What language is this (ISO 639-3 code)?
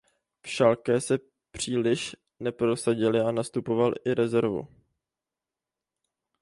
ces